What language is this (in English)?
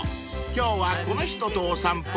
Japanese